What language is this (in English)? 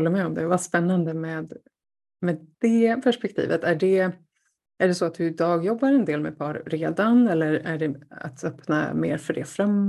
Swedish